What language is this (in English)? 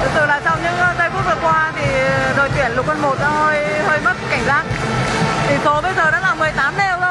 Vietnamese